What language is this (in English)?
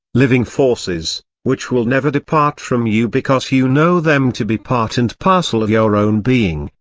English